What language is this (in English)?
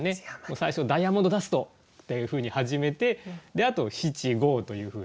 Japanese